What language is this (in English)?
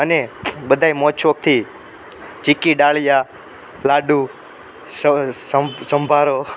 Gujarati